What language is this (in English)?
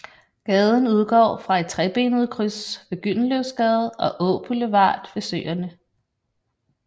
Danish